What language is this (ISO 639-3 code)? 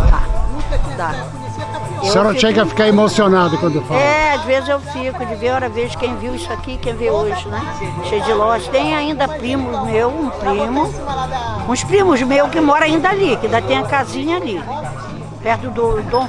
por